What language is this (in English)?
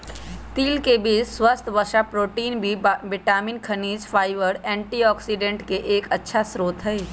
Magahi